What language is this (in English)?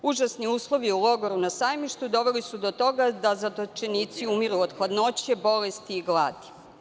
Serbian